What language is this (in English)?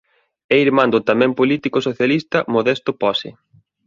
Galician